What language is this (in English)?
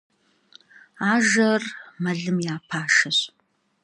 Kabardian